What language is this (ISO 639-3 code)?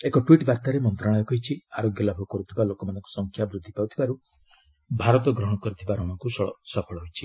ori